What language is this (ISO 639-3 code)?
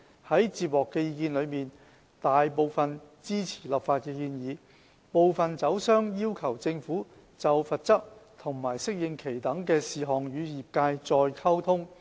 yue